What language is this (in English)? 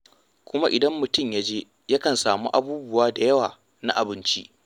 Hausa